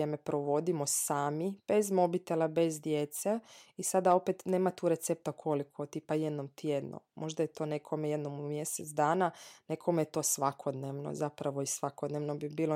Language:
Croatian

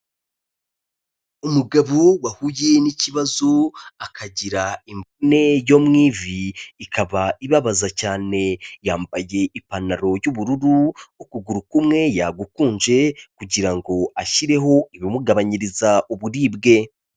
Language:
Kinyarwanda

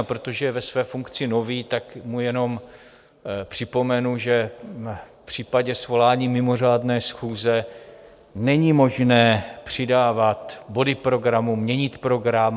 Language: Czech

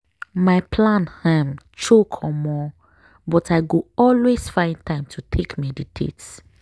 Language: Nigerian Pidgin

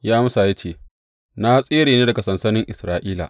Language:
Hausa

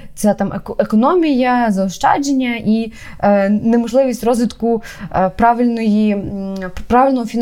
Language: Ukrainian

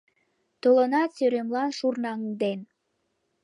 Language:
Mari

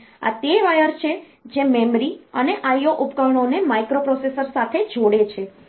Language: Gujarati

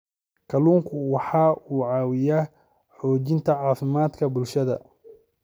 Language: Somali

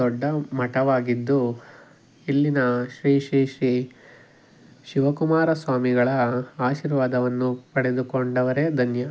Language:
Kannada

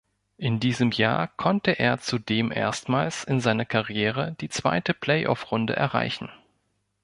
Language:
German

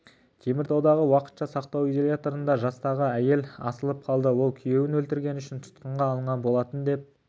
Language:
Kazakh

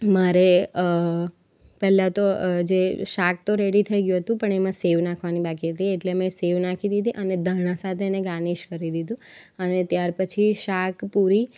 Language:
Gujarati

